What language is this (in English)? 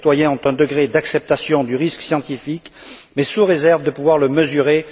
French